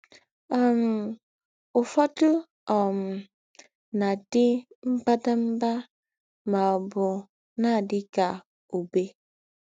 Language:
Igbo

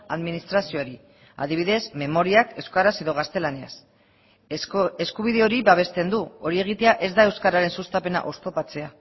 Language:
Basque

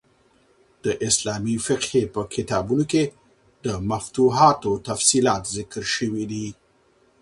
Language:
Pashto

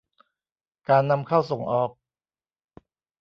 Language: Thai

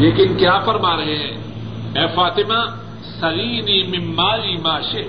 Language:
Urdu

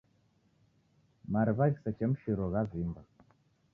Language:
Taita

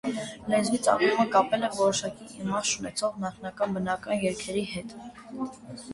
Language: Armenian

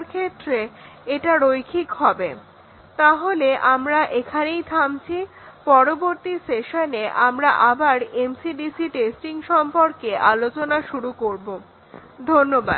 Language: Bangla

